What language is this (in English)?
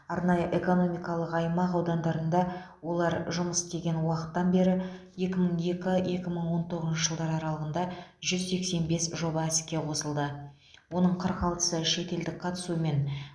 Kazakh